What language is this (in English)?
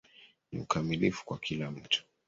Swahili